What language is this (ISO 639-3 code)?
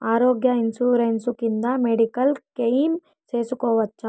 tel